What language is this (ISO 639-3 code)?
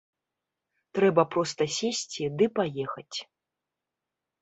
bel